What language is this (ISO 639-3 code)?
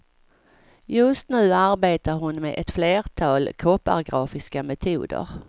swe